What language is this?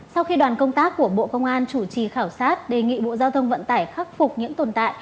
Vietnamese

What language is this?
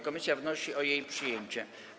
Polish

